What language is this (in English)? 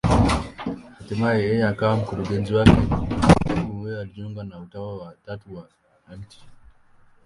Swahili